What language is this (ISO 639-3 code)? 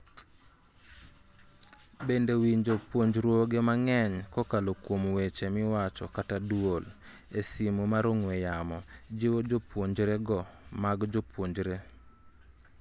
luo